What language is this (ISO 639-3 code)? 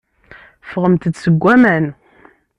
kab